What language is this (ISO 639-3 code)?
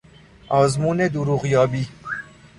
fas